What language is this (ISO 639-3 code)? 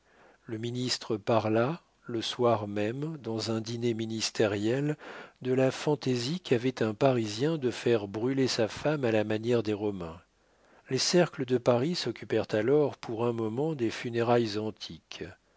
fra